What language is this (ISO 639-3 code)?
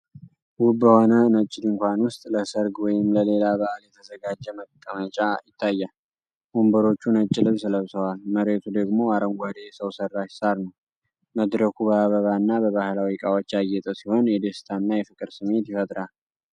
amh